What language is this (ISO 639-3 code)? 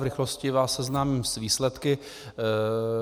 ces